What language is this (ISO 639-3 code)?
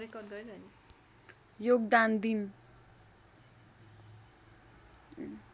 nep